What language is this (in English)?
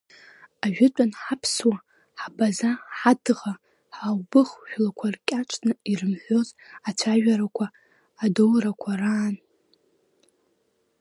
Abkhazian